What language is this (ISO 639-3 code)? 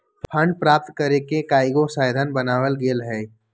mag